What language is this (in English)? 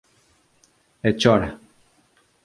Galician